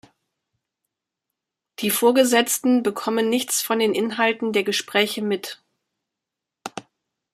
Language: German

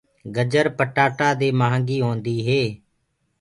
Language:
Gurgula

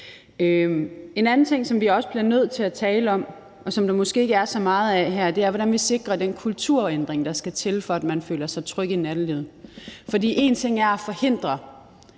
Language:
Danish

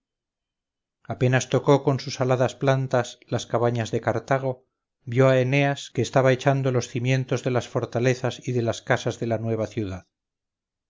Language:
Spanish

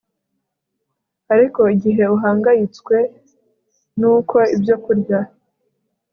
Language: Kinyarwanda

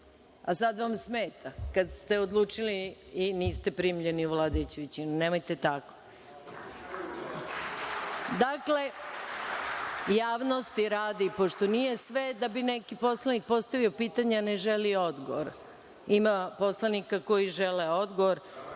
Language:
Serbian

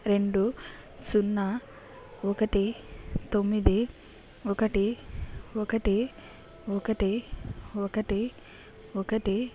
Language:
Telugu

